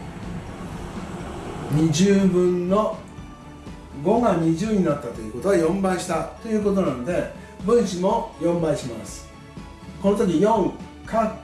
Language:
Japanese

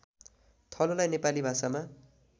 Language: Nepali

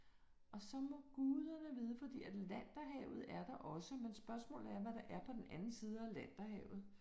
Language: Danish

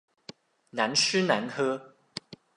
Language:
Chinese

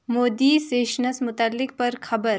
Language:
Kashmiri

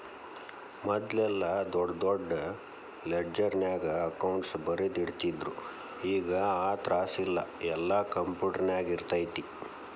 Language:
Kannada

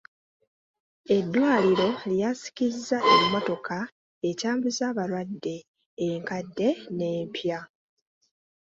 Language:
Ganda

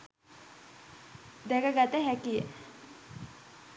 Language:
Sinhala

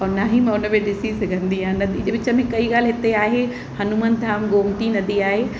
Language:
Sindhi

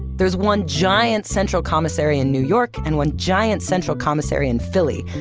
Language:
English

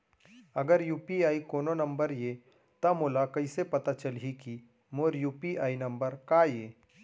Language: Chhattisgarhi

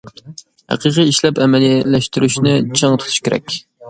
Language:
Uyghur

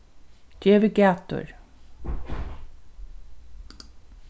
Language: Faroese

